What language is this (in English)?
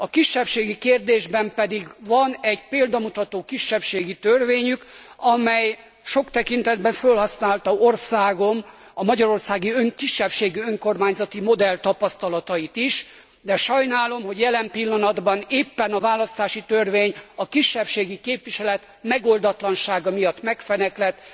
Hungarian